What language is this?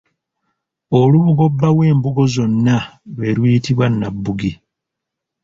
Ganda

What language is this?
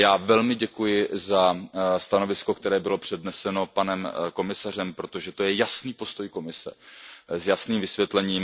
Czech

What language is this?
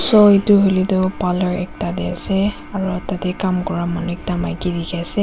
Naga Pidgin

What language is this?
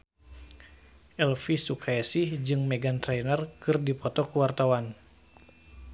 Sundanese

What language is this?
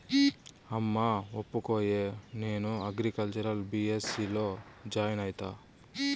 Telugu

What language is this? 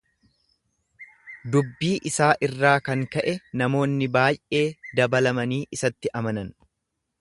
Oromo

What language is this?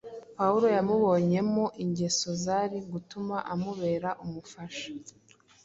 Kinyarwanda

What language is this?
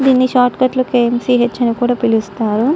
Telugu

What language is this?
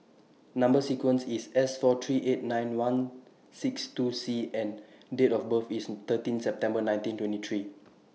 English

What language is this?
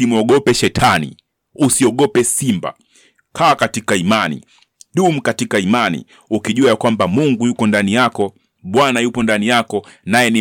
Swahili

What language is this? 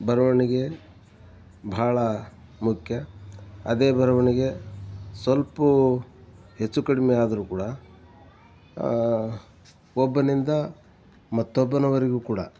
Kannada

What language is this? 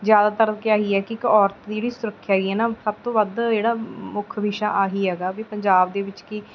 Punjabi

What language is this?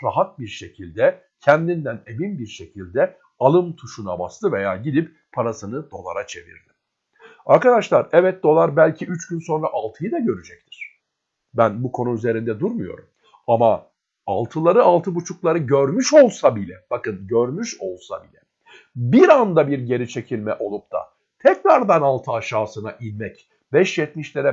Turkish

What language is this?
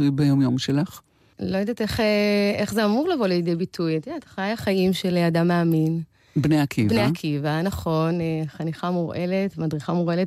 Hebrew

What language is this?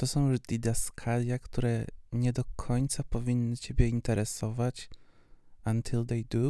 Polish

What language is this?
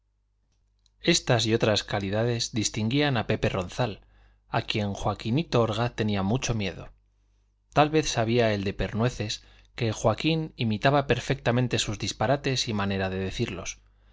Spanish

